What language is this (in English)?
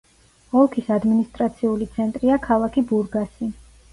Georgian